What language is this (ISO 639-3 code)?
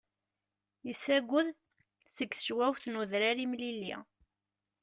kab